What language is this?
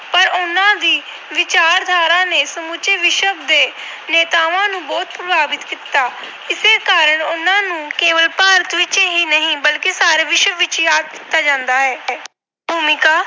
Punjabi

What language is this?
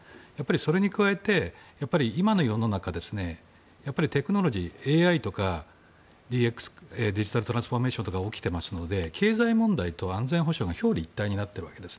Japanese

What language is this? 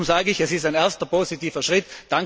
German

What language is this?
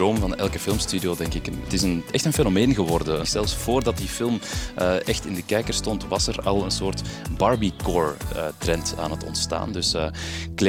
Dutch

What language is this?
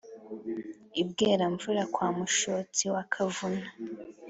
Kinyarwanda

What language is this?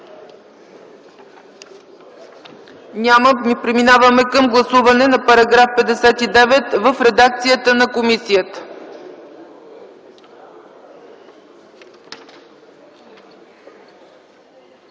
Bulgarian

